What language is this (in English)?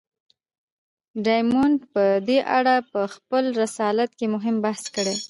Pashto